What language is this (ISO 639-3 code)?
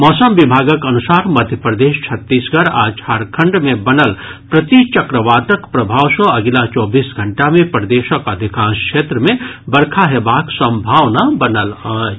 mai